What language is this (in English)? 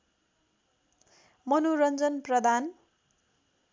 Nepali